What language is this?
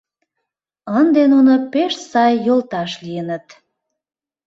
Mari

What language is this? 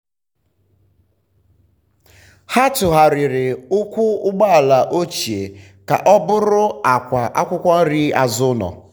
Igbo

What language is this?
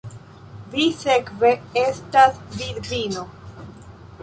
Esperanto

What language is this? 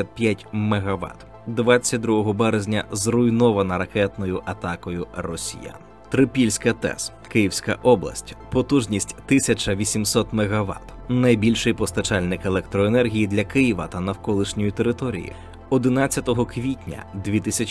Ukrainian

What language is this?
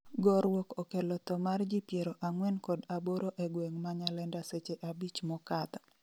Luo (Kenya and Tanzania)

